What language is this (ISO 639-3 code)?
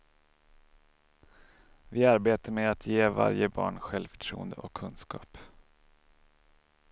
swe